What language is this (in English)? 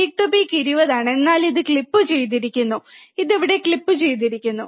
Malayalam